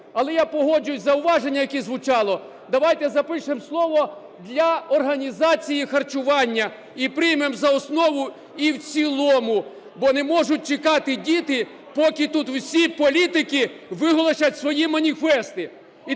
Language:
Ukrainian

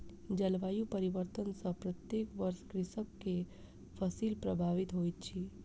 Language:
Maithili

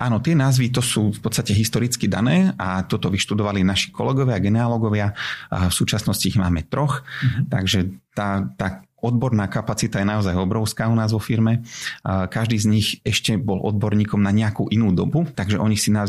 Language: Slovak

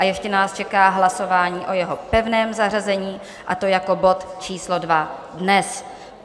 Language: Czech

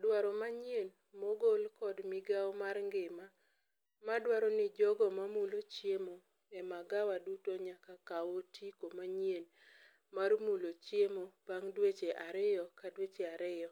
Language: Luo (Kenya and Tanzania)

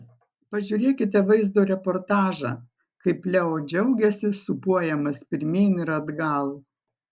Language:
Lithuanian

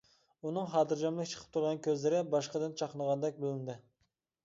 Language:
Uyghur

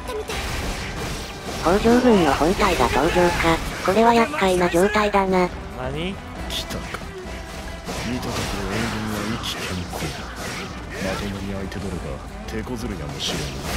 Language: Japanese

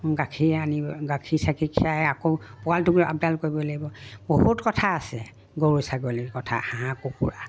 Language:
Assamese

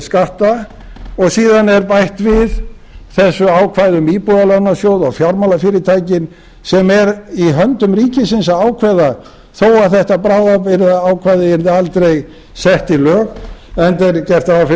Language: Icelandic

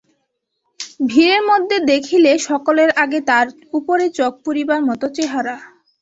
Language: Bangla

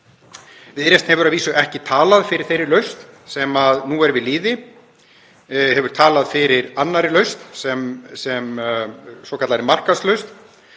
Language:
Icelandic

